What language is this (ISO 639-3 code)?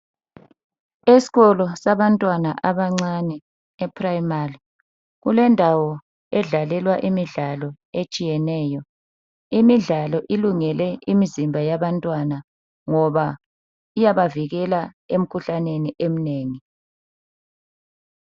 nde